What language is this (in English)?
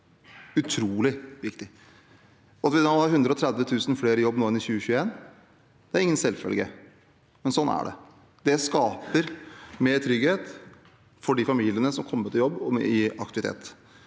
Norwegian